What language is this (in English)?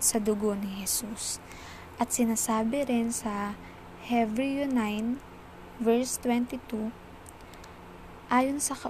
Filipino